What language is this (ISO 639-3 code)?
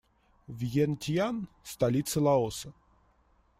rus